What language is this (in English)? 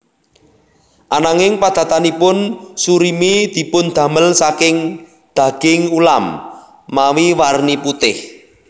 Javanese